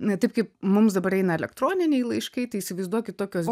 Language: Lithuanian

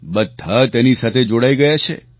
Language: Gujarati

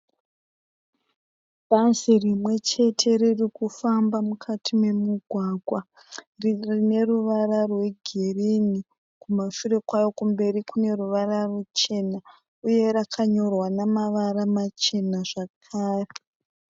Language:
Shona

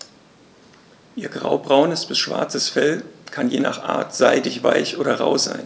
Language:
German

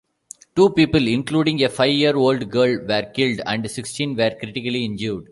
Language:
English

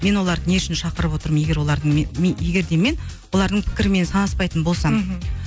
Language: Kazakh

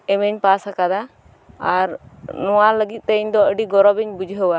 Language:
Santali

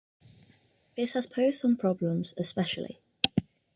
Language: English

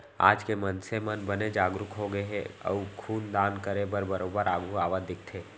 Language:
Chhattisgarhi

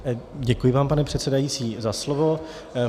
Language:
Czech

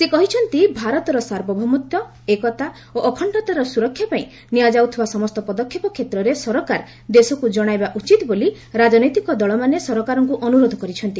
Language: Odia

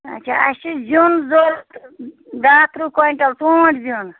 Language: Kashmiri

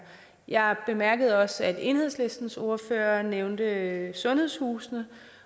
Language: Danish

